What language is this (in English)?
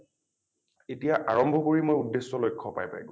Assamese